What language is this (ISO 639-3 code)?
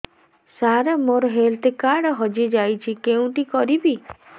ori